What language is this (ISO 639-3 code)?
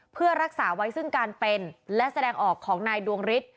tha